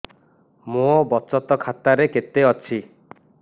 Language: Odia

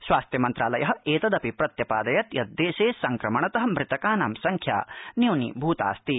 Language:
Sanskrit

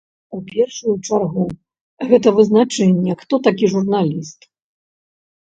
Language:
Belarusian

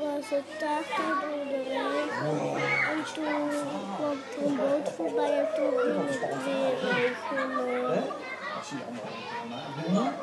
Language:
Dutch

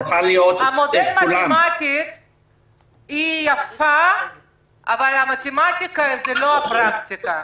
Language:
Hebrew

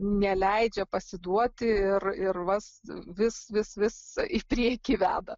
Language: Lithuanian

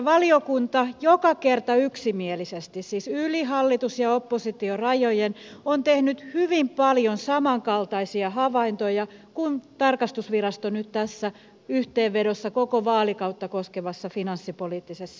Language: Finnish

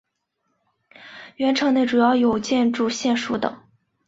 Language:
Chinese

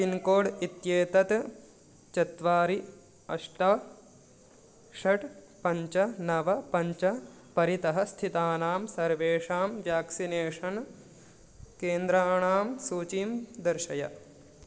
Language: Sanskrit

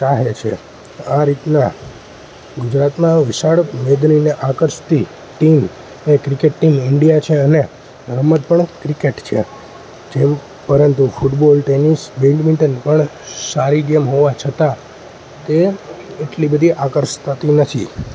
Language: Gujarati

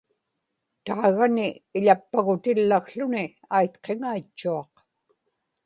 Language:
Inupiaq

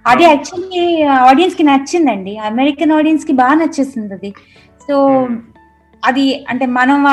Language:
Telugu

